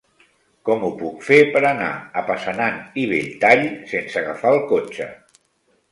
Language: Catalan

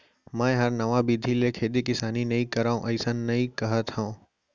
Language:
Chhattisgarhi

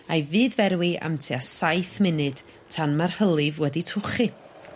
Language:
Welsh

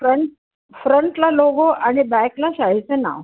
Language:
Marathi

